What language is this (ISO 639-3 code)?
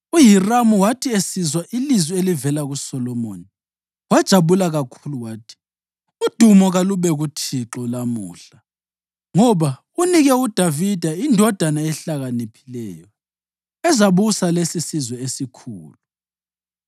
nde